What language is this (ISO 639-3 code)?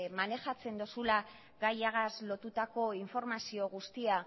eus